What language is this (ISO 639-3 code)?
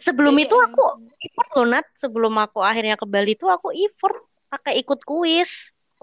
ind